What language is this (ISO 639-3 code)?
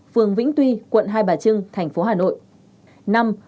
vie